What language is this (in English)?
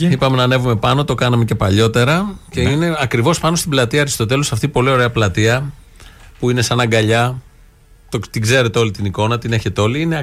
Greek